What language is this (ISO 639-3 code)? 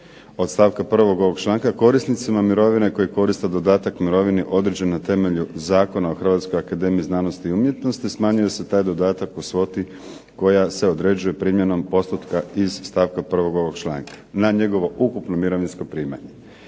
hrv